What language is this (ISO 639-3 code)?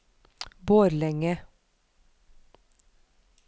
nor